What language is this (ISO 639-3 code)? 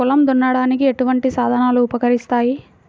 tel